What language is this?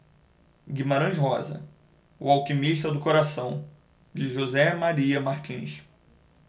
Portuguese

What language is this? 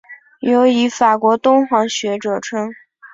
Chinese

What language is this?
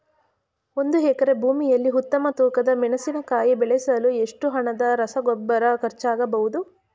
Kannada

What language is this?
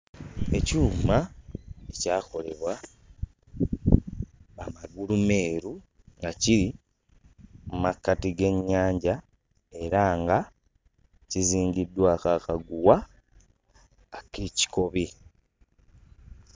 Ganda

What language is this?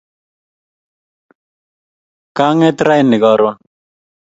Kalenjin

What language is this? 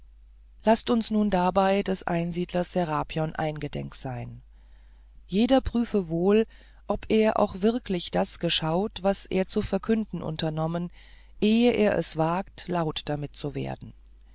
German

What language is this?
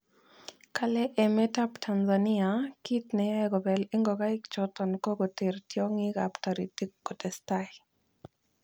Kalenjin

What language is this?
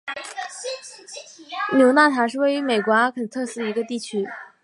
Chinese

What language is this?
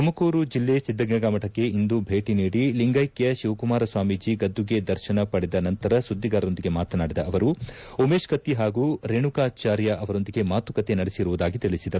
Kannada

